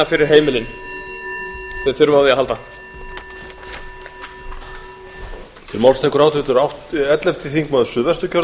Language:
Icelandic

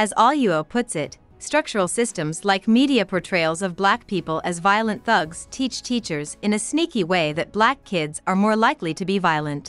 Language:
English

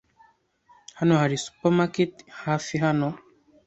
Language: Kinyarwanda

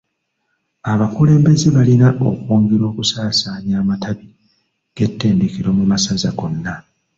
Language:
Ganda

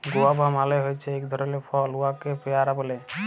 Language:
Bangla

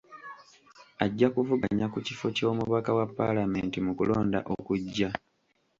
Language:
Ganda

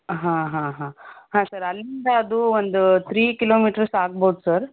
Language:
Kannada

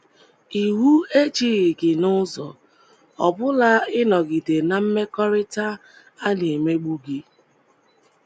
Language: Igbo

